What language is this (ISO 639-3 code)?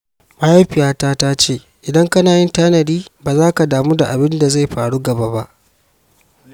hau